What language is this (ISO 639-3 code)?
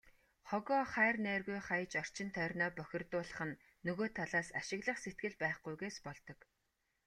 mon